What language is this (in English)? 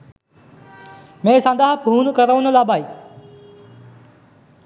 Sinhala